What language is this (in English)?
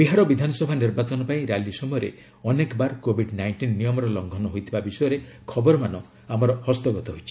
Odia